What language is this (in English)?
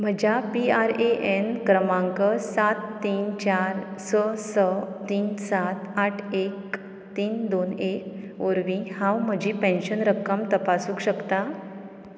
Konkani